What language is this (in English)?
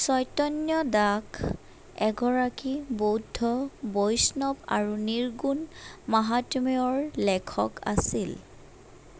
Assamese